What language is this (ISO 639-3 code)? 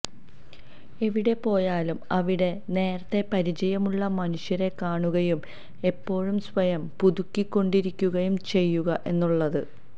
mal